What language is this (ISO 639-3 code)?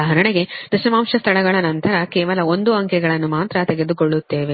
kan